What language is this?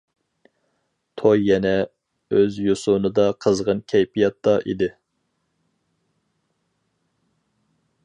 Uyghur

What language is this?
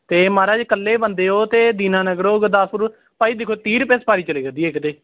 Punjabi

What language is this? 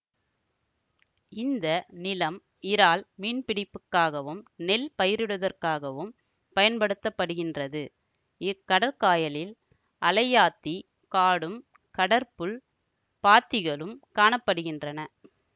Tamil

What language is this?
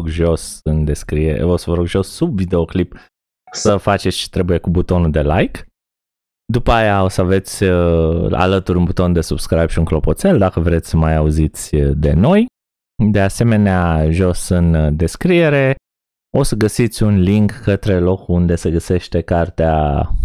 Romanian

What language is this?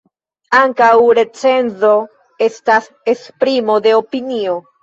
Esperanto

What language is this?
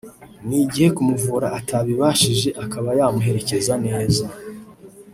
Kinyarwanda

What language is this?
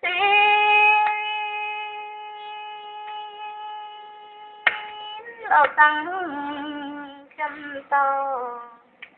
Indonesian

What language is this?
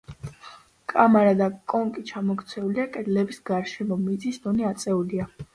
Georgian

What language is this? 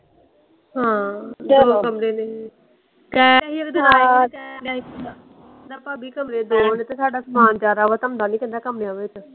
Punjabi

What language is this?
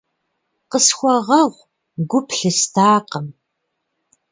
Kabardian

